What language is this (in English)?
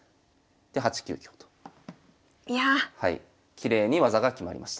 Japanese